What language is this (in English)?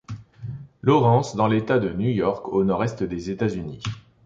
French